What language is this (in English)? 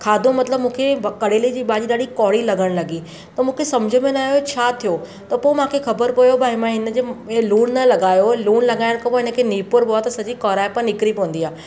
Sindhi